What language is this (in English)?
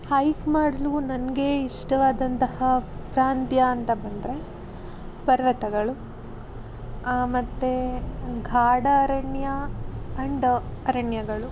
Kannada